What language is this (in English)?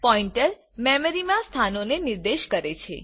Gujarati